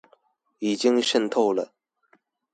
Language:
Chinese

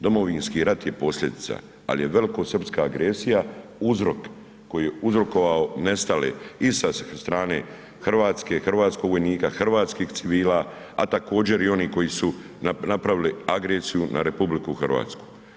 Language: Croatian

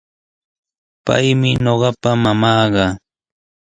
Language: Sihuas Ancash Quechua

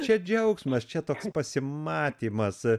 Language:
Lithuanian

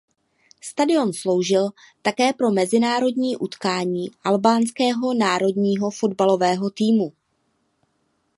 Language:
Czech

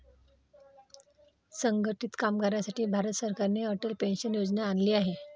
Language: Marathi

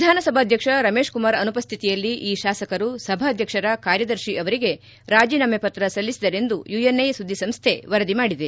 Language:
Kannada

